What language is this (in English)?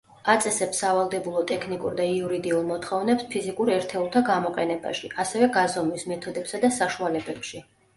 Georgian